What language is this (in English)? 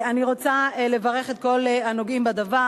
Hebrew